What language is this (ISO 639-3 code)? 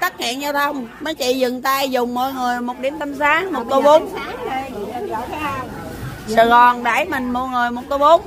vie